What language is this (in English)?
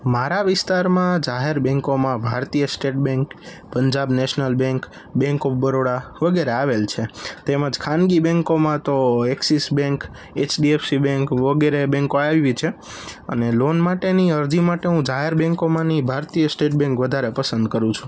Gujarati